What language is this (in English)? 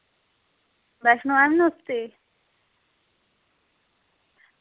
Dogri